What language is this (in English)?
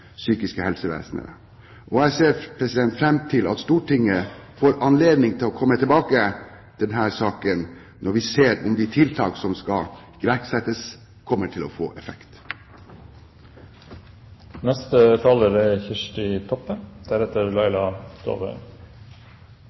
Norwegian Bokmål